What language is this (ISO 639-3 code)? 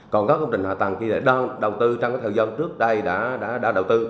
vie